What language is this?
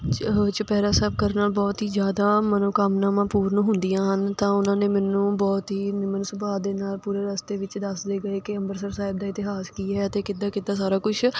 Punjabi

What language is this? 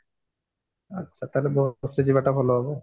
Odia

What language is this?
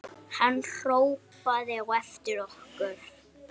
Icelandic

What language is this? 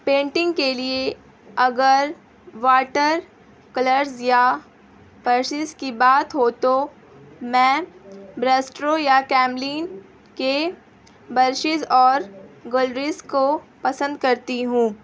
Urdu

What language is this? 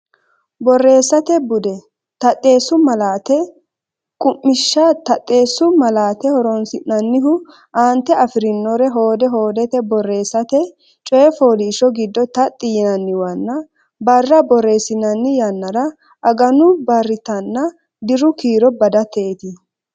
Sidamo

